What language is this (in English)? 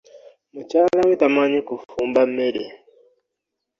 Ganda